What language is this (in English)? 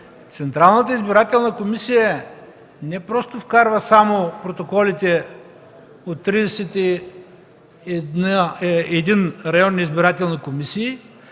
Bulgarian